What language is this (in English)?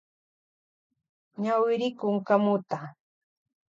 Loja Highland Quichua